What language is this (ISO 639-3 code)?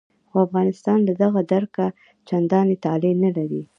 pus